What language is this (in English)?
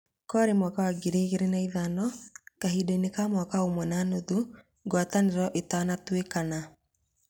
Kikuyu